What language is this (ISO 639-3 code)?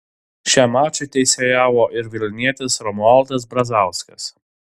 lit